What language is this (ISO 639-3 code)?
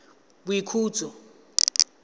tsn